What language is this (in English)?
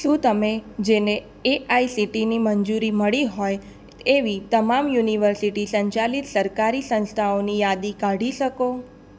Gujarati